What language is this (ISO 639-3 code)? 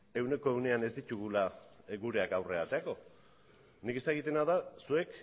eus